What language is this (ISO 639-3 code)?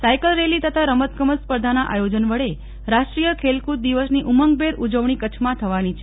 guj